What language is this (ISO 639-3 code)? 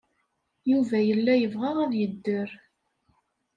kab